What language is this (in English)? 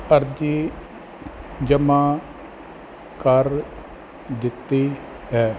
Punjabi